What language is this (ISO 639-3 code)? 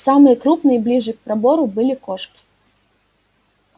rus